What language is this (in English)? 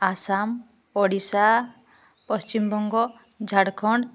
Odia